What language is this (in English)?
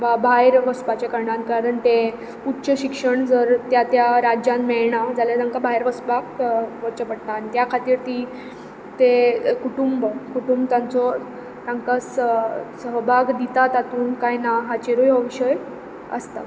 Konkani